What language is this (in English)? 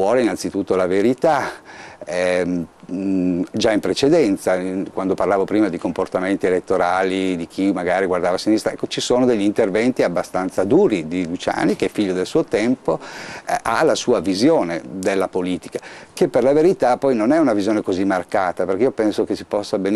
Italian